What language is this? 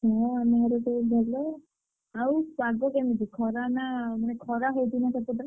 Odia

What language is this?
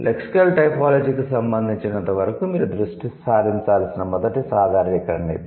Telugu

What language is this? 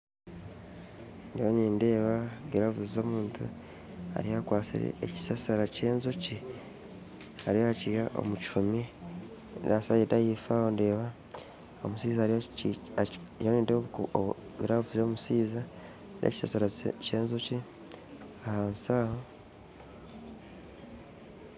Nyankole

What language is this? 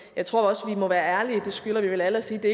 Danish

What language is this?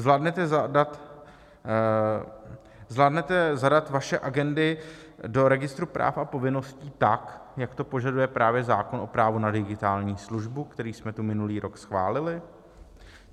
Czech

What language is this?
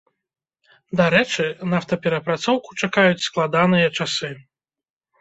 Belarusian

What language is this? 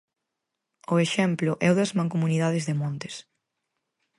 Galician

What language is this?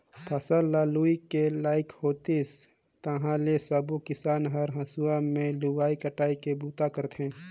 Chhattisgarhi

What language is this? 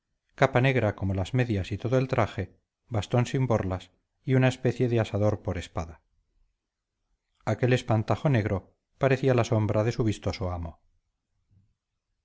Spanish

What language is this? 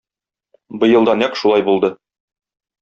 Tatar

